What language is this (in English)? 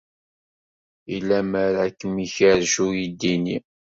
Kabyle